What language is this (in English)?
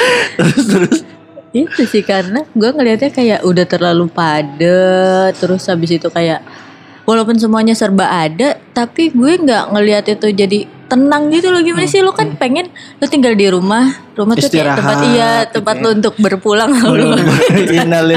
Indonesian